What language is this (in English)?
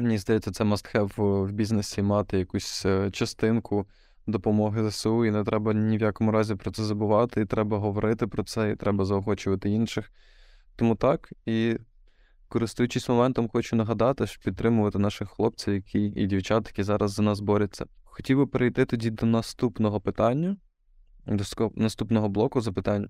Ukrainian